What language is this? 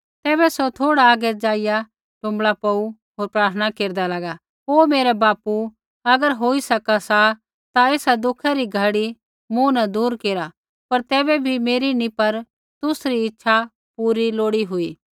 Kullu Pahari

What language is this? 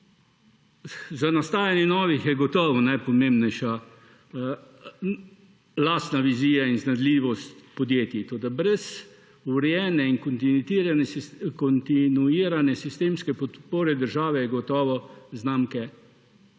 Slovenian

